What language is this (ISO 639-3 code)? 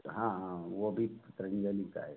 hin